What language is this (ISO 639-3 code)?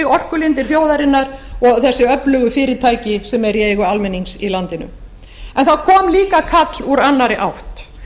isl